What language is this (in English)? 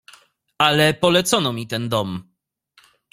Polish